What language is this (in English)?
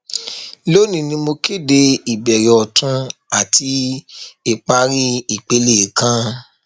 Yoruba